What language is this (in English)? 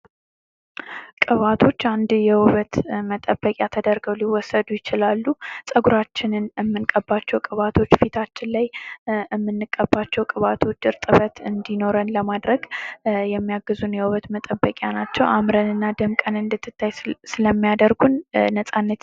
Amharic